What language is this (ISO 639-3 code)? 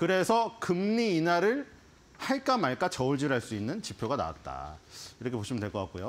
kor